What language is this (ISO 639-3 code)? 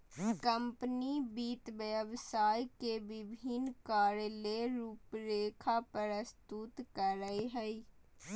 mag